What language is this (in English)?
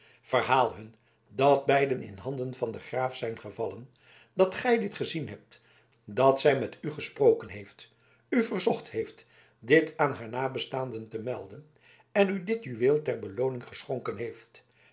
Dutch